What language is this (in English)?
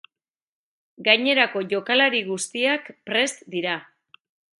Basque